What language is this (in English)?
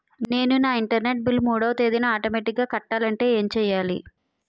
Telugu